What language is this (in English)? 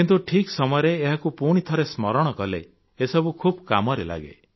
Odia